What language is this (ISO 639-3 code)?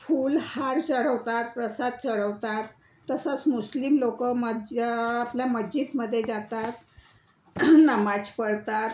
mar